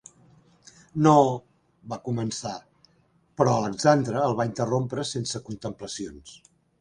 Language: Catalan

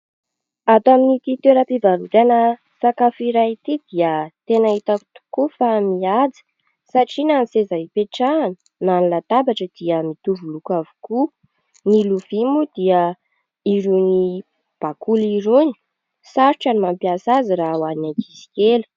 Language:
Malagasy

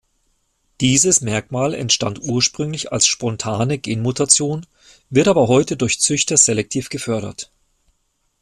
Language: German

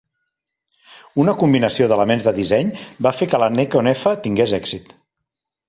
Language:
Catalan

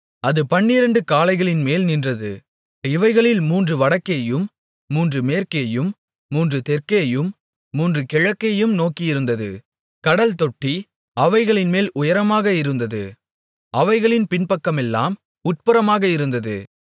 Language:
Tamil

